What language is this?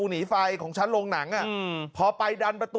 Thai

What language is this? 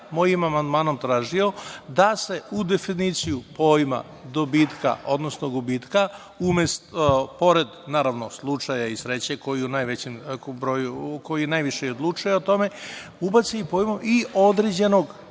Serbian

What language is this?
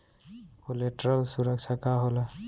Bhojpuri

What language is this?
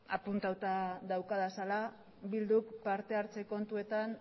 Basque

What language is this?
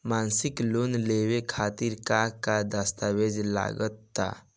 Bhojpuri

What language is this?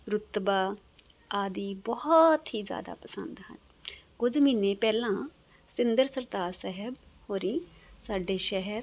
Punjabi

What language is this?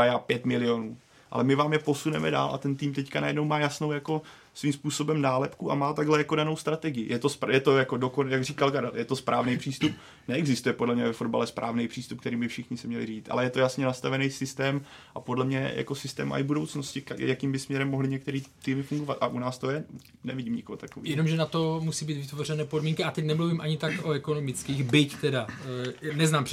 Czech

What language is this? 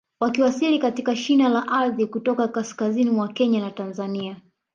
Swahili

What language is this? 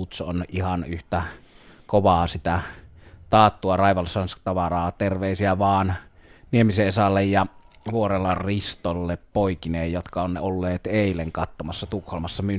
Finnish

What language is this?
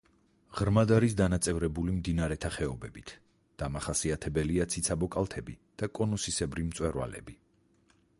Georgian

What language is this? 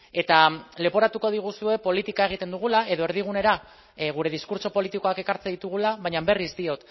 Basque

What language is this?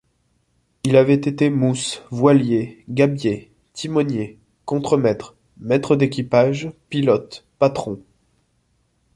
French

